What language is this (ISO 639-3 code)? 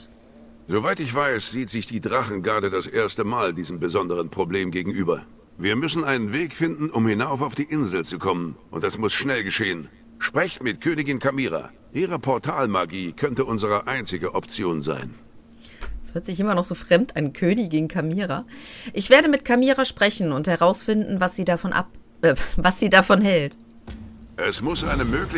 deu